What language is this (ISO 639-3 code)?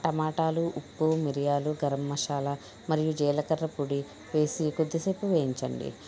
tel